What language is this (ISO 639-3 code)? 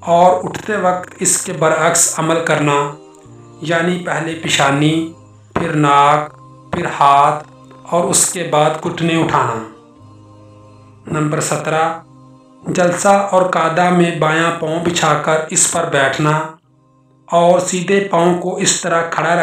hin